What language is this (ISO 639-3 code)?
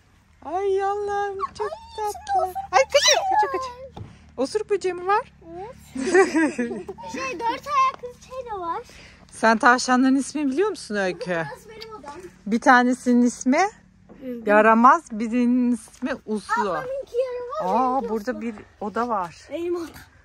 tur